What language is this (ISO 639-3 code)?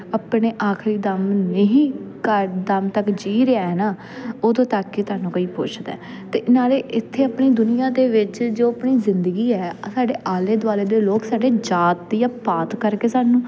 pan